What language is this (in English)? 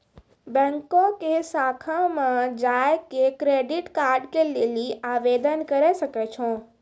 Maithili